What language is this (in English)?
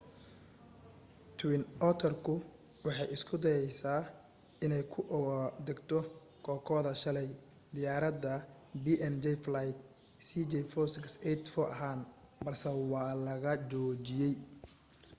Somali